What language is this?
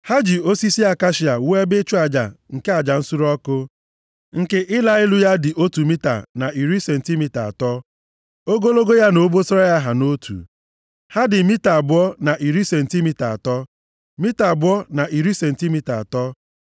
Igbo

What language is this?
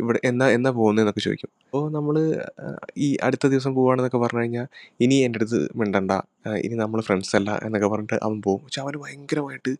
Malayalam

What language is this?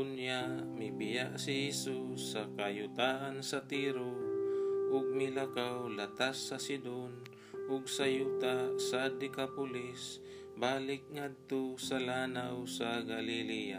Filipino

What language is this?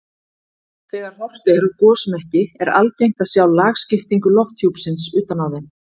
Icelandic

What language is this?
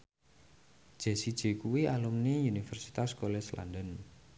Javanese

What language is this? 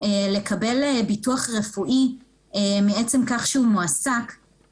Hebrew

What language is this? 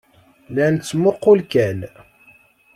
Kabyle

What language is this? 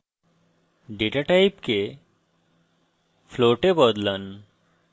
Bangla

